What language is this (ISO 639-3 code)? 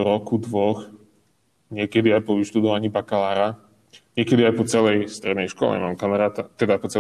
slk